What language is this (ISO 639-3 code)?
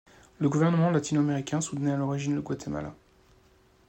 fra